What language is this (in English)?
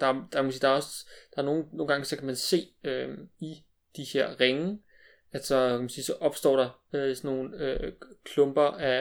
Danish